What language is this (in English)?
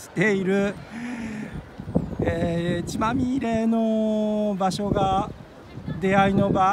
Japanese